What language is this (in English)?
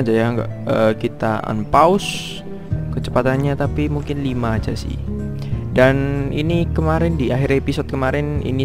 Indonesian